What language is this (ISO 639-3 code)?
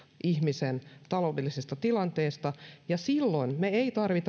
fin